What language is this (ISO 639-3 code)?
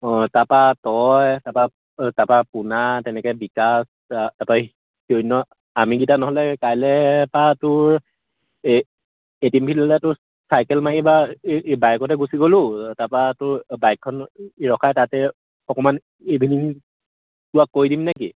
asm